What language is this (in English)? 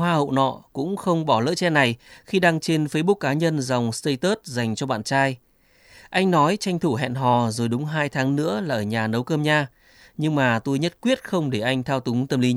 Vietnamese